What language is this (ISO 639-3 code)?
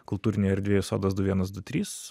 lit